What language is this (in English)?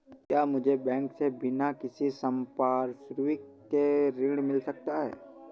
Hindi